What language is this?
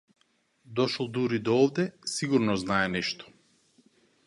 Macedonian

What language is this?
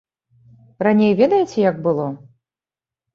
Belarusian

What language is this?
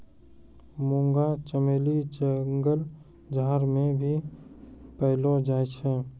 Maithili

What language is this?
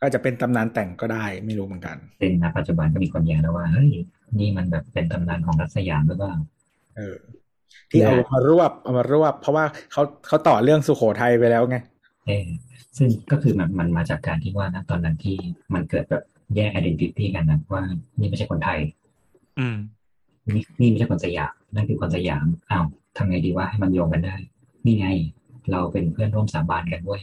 Thai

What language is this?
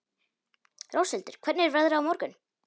Icelandic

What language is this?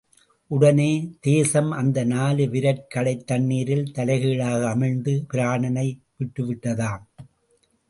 Tamil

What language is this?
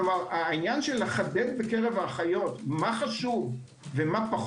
Hebrew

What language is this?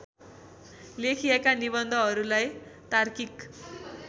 Nepali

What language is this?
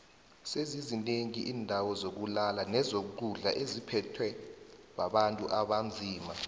South Ndebele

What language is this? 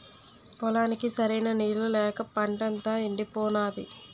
Telugu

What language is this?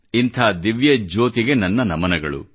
Kannada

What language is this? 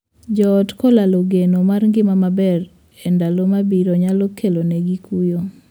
Luo (Kenya and Tanzania)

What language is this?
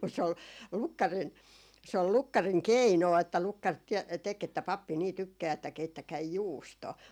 Finnish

